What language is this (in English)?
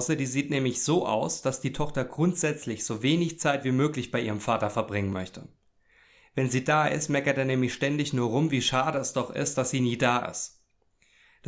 German